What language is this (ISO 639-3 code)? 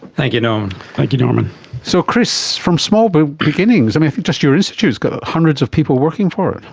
eng